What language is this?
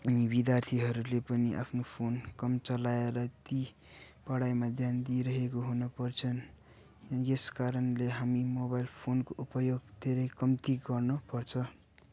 Nepali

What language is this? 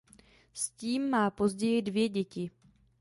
Czech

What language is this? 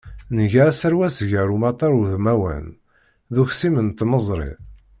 Kabyle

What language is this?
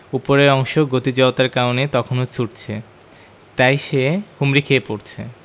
Bangla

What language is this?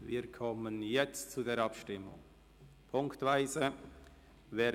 Swiss German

